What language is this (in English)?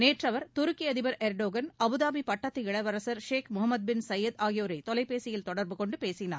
Tamil